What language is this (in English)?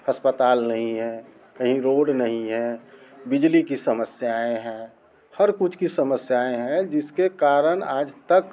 Hindi